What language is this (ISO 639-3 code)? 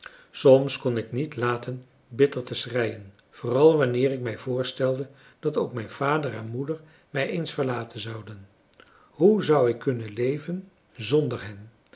nld